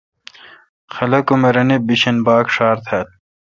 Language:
Kalkoti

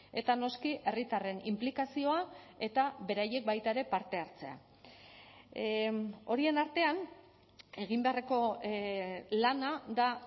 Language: Basque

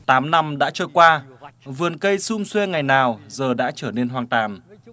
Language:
Vietnamese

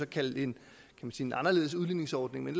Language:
Danish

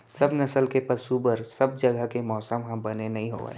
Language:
Chhattisgarhi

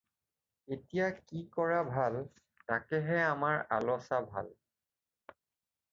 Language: Assamese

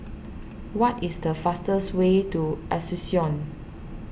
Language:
English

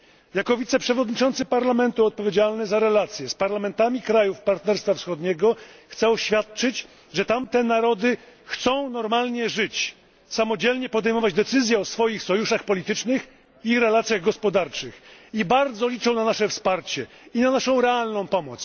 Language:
Polish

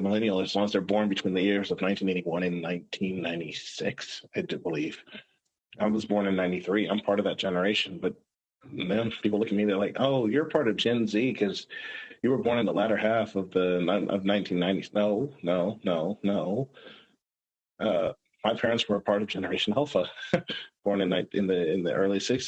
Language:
English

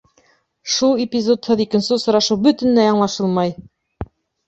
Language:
Bashkir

